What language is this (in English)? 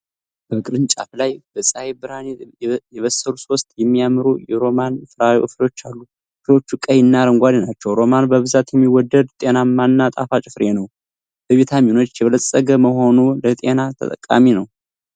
Amharic